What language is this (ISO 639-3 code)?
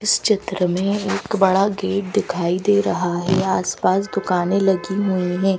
hin